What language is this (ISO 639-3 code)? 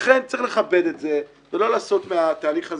heb